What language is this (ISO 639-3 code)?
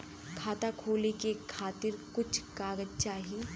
bho